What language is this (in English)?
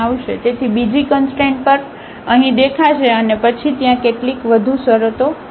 Gujarati